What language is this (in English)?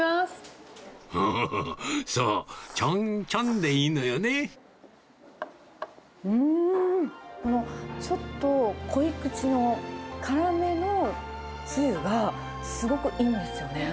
Japanese